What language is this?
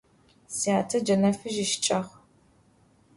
Adyghe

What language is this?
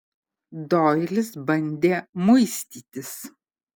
Lithuanian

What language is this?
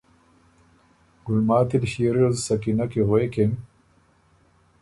Ormuri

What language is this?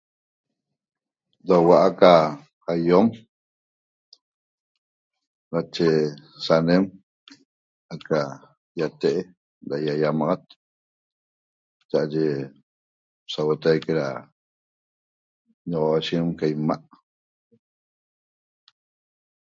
Toba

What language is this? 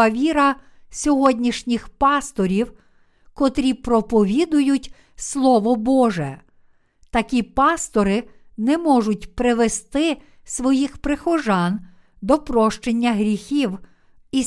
Ukrainian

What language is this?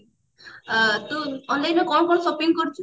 Odia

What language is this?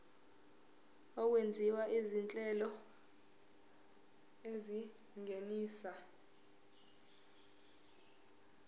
Zulu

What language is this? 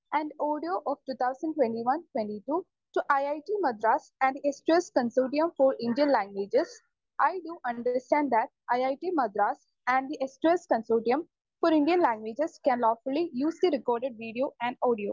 Malayalam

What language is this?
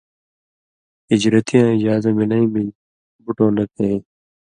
Indus Kohistani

